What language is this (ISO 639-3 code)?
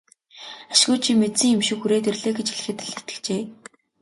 mon